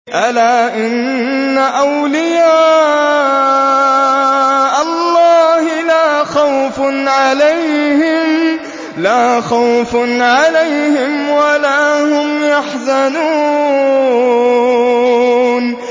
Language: Arabic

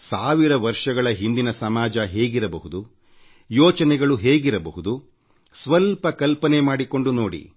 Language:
Kannada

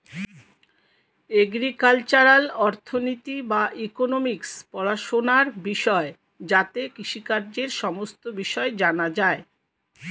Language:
Bangla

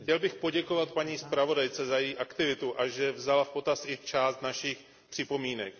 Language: Czech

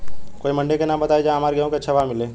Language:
Bhojpuri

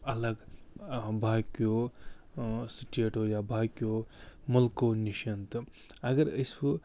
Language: Kashmiri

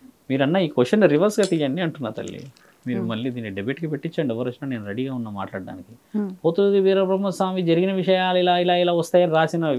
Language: Telugu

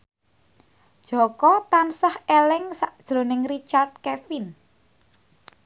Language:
Javanese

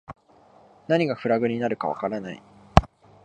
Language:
Japanese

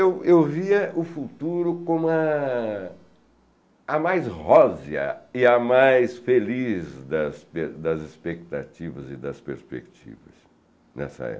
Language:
Portuguese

